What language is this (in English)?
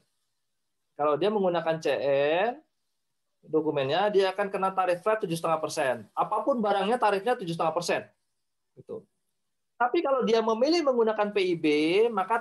Indonesian